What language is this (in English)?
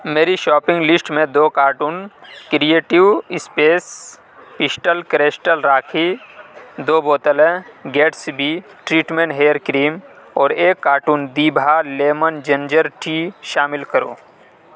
Urdu